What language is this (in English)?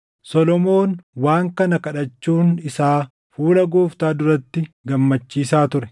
Oromo